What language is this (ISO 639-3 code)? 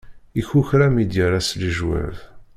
kab